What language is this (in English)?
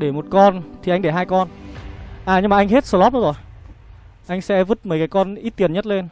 Vietnamese